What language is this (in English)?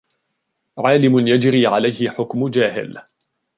Arabic